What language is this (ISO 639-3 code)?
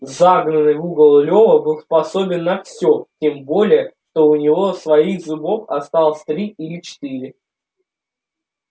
rus